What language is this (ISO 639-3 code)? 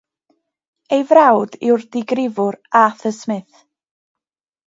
cym